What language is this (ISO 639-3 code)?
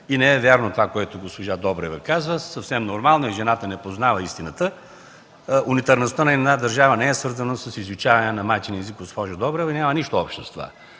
bul